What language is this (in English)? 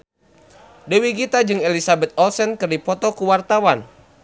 Sundanese